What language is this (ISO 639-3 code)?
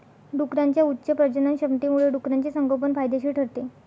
mar